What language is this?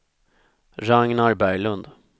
Swedish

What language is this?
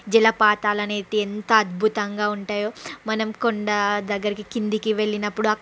Telugu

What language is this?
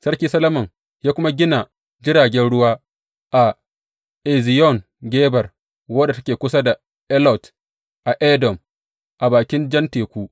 Hausa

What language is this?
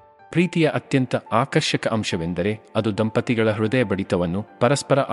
Kannada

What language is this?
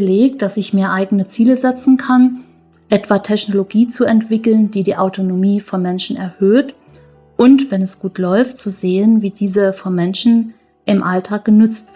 German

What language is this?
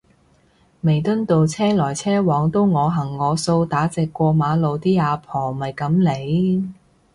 Cantonese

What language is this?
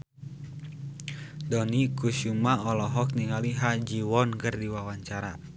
Sundanese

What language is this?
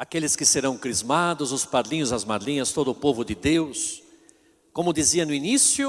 Portuguese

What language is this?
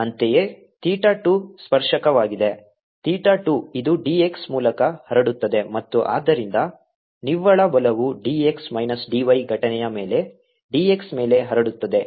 Kannada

